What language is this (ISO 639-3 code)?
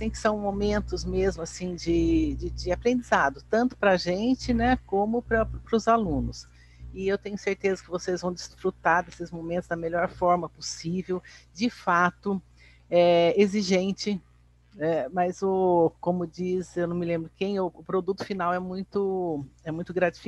por